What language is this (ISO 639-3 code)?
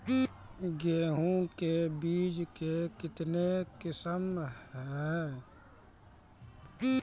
mai